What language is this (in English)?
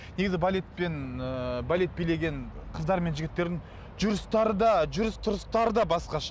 Kazakh